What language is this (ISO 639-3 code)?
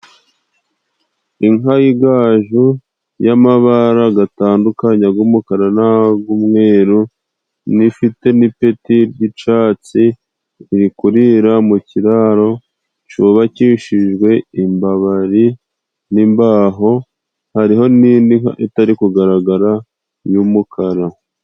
kin